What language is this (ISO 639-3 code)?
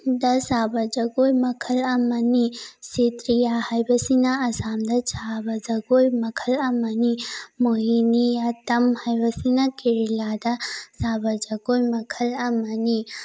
mni